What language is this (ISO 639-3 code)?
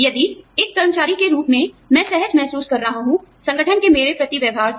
hin